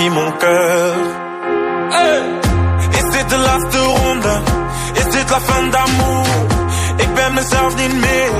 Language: Greek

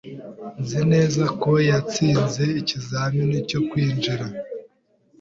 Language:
Kinyarwanda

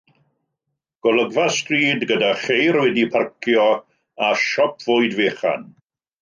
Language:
Welsh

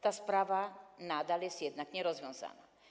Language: Polish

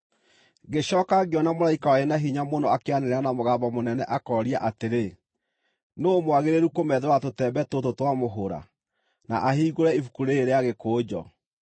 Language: Kikuyu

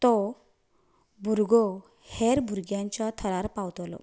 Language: Konkani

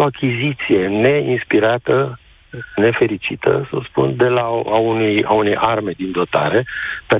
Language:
Romanian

